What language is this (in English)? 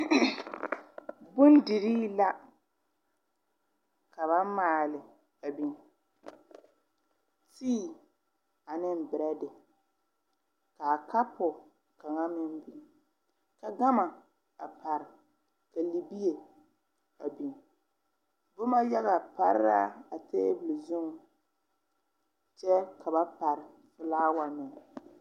Southern Dagaare